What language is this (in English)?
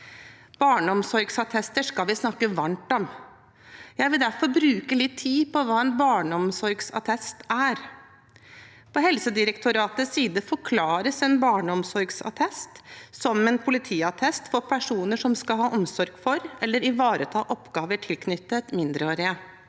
Norwegian